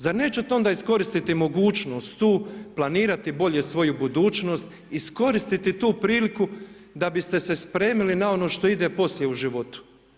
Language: Croatian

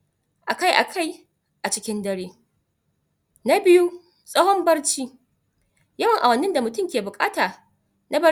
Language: Hausa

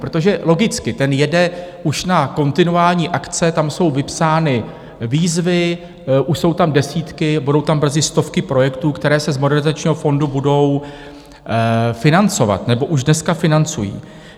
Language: Czech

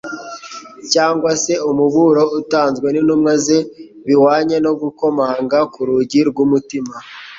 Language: Kinyarwanda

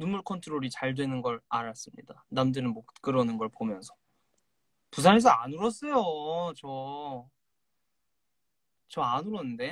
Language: Korean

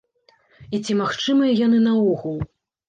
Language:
Belarusian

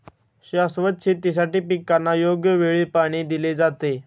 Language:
Marathi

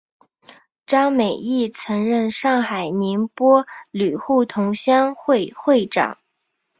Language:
Chinese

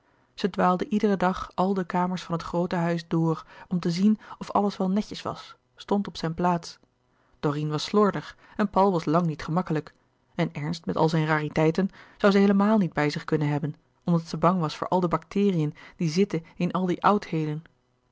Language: Dutch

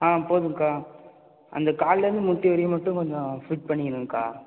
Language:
Tamil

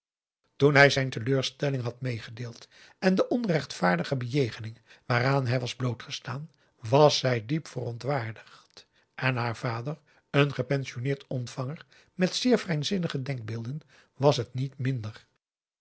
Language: Dutch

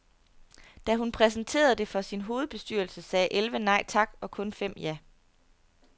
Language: Danish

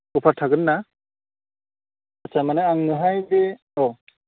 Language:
Bodo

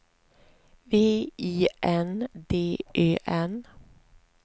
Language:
Swedish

